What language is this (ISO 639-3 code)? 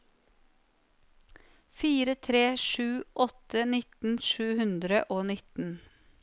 nor